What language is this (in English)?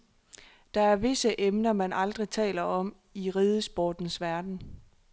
Danish